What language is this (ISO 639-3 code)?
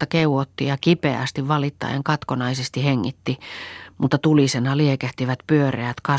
fin